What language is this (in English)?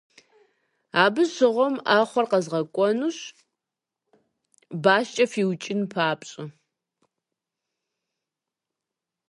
Kabardian